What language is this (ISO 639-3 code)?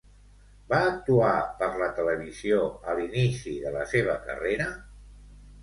cat